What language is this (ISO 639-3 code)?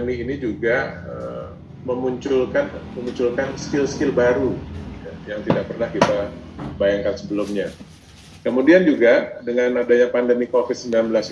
ind